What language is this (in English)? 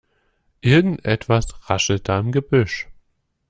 German